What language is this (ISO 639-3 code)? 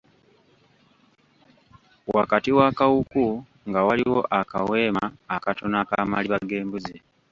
lug